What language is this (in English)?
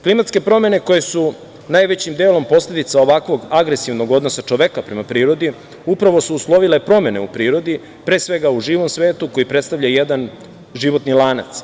Serbian